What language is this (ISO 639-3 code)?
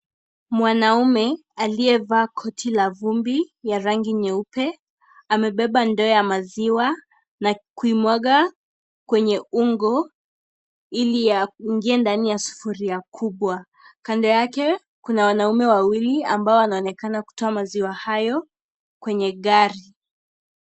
swa